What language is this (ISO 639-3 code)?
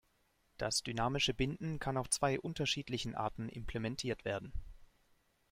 deu